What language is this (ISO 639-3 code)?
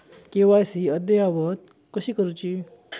mar